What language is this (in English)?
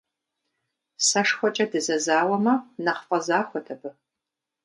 Kabardian